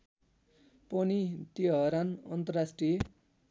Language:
Nepali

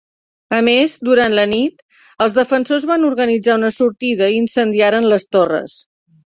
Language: Catalan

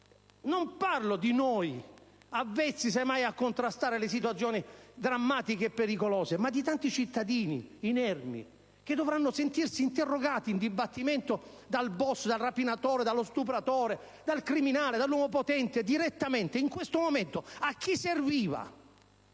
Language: Italian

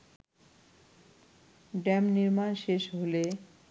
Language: Bangla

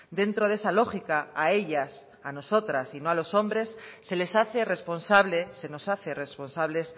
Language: Spanish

